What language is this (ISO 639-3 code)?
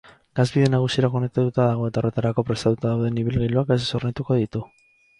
eus